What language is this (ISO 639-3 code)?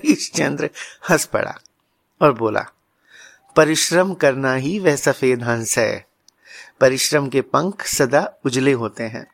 hin